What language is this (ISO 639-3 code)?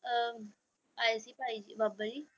pan